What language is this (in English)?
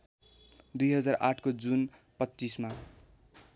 Nepali